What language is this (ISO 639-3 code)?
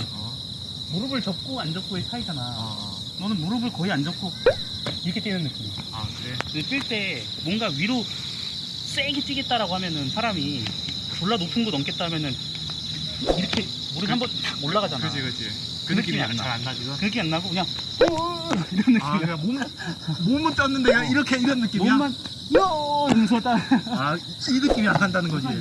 kor